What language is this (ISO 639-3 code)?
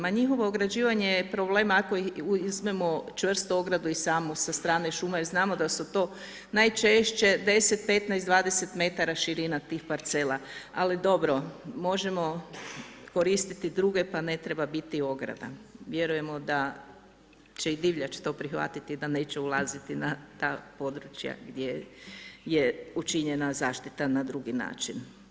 hrv